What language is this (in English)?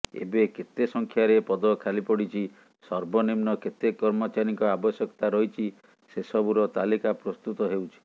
Odia